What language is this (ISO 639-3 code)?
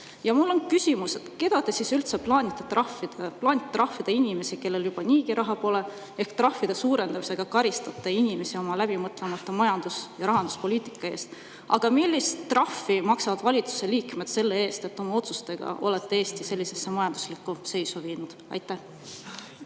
est